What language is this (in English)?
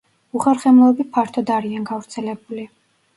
Georgian